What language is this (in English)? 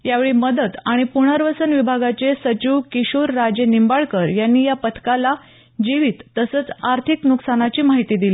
Marathi